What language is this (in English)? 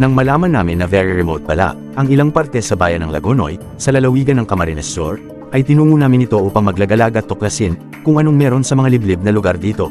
Filipino